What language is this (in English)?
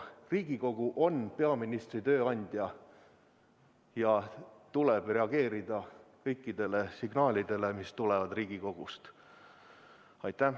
Estonian